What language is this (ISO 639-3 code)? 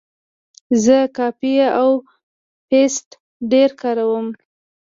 pus